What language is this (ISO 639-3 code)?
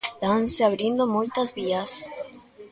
glg